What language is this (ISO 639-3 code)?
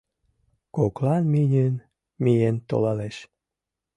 chm